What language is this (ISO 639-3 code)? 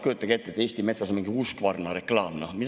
est